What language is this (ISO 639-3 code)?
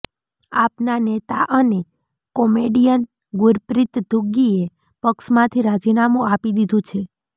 guj